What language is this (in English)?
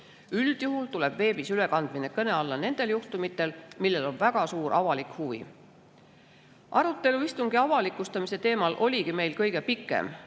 Estonian